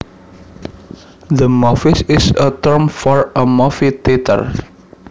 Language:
Javanese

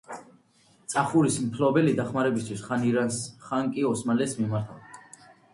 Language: Georgian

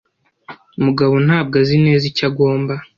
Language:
Kinyarwanda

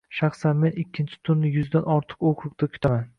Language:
Uzbek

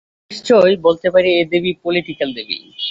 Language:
Bangla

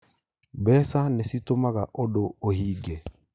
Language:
Kikuyu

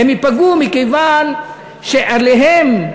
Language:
Hebrew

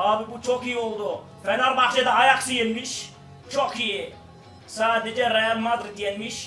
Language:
Turkish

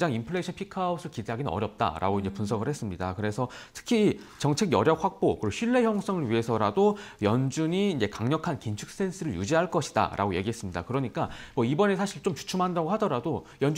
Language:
Korean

